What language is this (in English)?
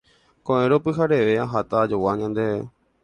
Guarani